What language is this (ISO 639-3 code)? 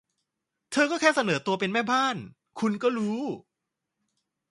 tha